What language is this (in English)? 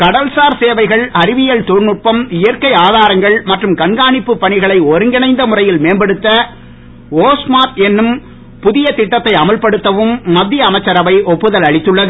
Tamil